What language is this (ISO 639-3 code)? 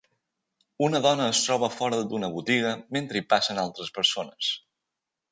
cat